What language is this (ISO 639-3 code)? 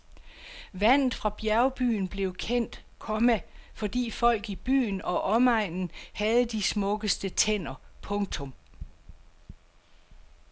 dan